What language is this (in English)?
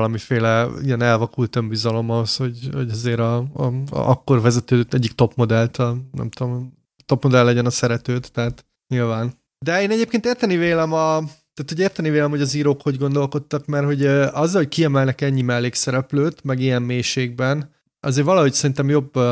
Hungarian